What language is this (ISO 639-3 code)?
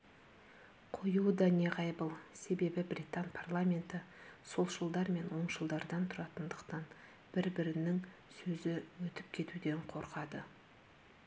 kaz